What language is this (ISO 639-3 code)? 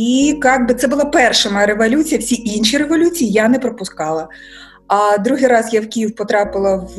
ukr